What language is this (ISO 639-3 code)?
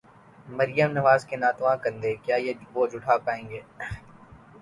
urd